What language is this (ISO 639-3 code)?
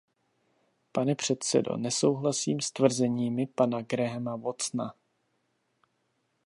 ces